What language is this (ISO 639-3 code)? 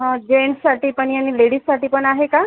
mar